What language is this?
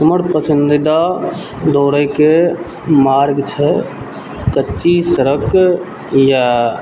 Maithili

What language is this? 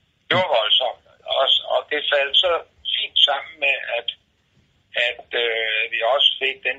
Danish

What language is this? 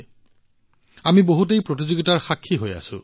Assamese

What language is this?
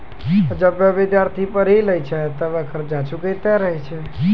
Maithili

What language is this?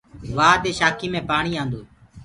Gurgula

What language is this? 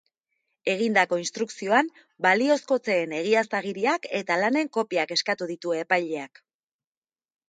Basque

